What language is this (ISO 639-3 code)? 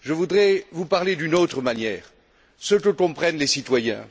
fra